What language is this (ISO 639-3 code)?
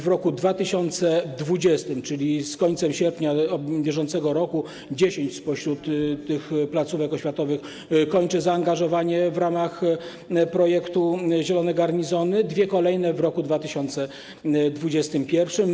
pol